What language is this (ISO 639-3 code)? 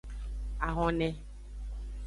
ajg